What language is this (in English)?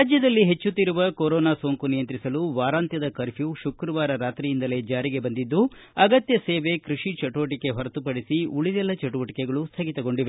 Kannada